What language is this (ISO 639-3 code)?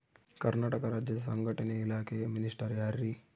kan